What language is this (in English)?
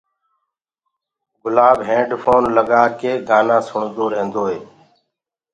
Gurgula